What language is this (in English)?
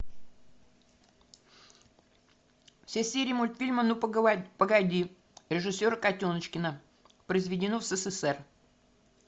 Russian